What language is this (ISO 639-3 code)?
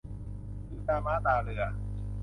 tha